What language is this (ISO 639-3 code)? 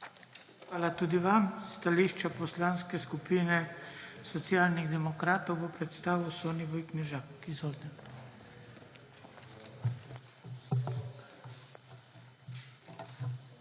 slv